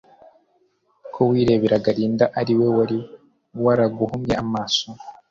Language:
Kinyarwanda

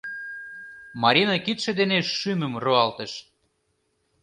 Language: Mari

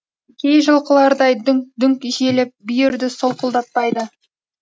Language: Kazakh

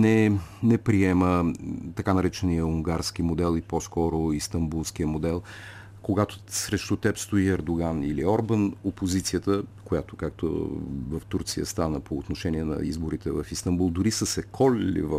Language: Bulgarian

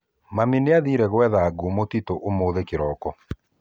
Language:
Kikuyu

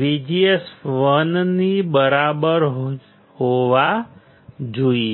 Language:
Gujarati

